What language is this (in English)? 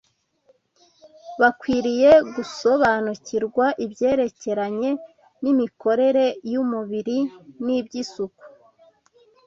Kinyarwanda